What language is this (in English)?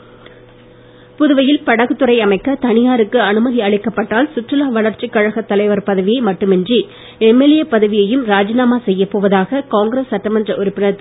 Tamil